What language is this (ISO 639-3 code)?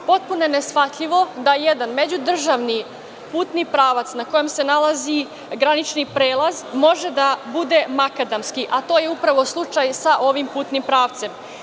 srp